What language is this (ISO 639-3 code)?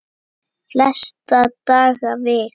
isl